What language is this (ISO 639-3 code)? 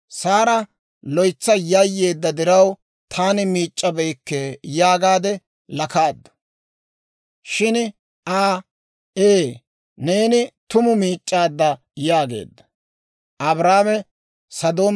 dwr